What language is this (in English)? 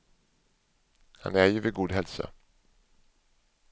Swedish